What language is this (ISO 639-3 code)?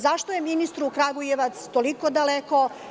srp